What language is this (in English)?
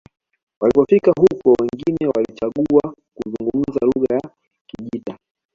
Swahili